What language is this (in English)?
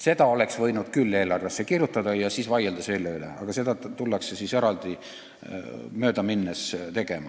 Estonian